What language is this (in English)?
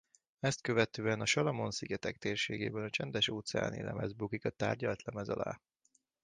Hungarian